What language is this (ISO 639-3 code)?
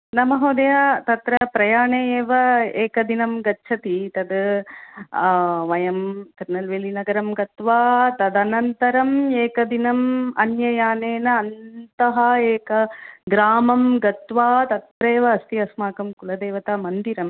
san